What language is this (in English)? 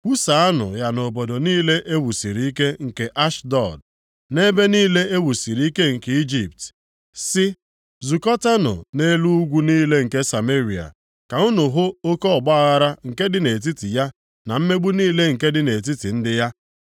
Igbo